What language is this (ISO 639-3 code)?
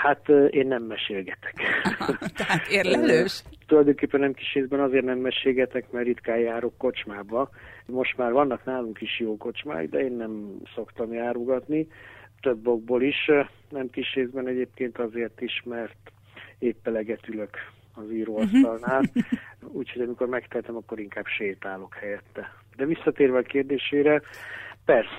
hun